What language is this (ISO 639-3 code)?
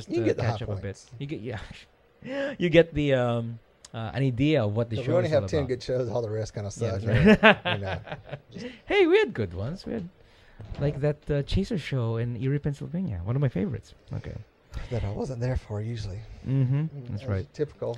eng